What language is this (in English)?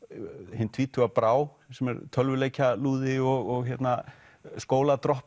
Icelandic